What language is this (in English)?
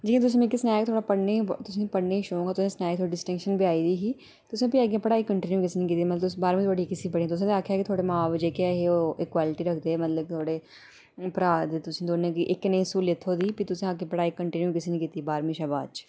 Dogri